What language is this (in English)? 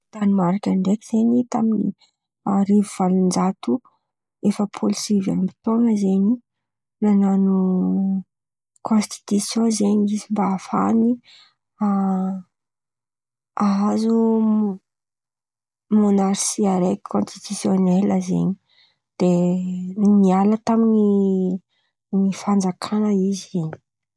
Antankarana Malagasy